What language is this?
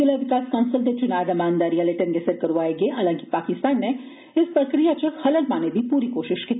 Dogri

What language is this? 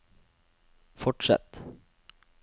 Norwegian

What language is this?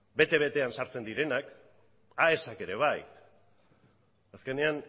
Basque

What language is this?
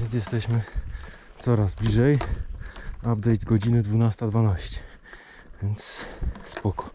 Polish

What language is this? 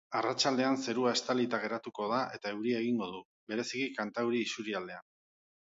Basque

